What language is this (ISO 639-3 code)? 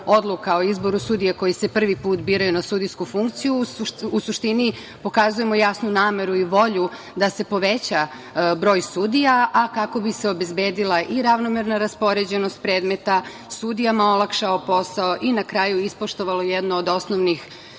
srp